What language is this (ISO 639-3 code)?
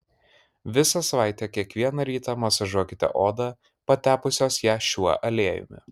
lit